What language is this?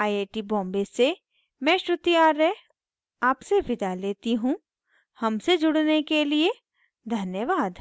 Hindi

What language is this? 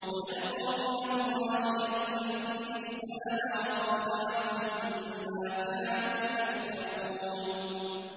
Arabic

